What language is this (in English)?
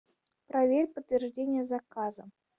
Russian